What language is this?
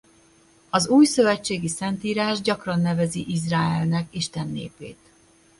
Hungarian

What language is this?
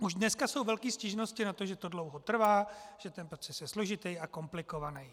Czech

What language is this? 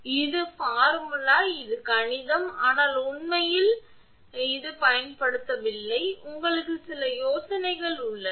Tamil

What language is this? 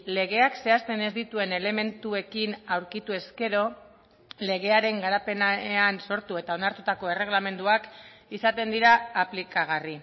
Basque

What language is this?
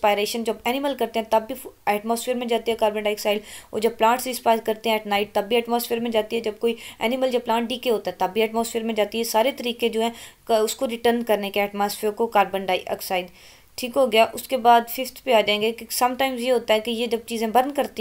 Romanian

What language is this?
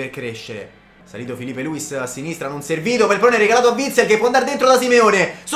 Italian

